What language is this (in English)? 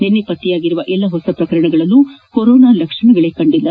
Kannada